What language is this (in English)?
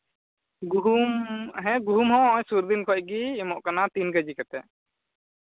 Santali